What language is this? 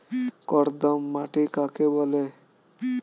Bangla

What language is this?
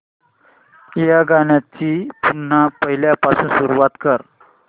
Marathi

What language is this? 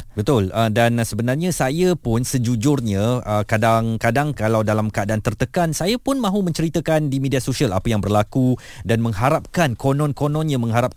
Malay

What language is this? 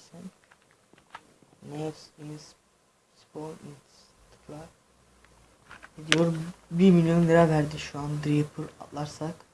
Turkish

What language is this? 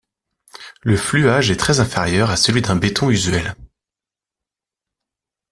French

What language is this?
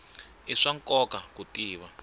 Tsonga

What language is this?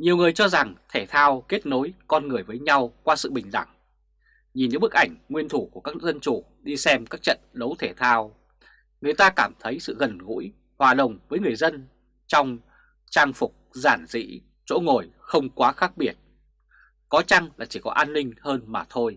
Vietnamese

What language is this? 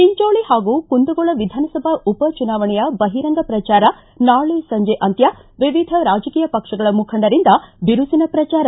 Kannada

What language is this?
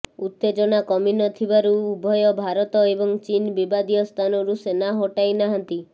Odia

